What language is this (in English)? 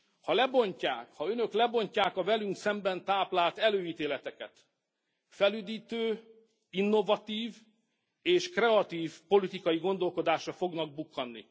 Hungarian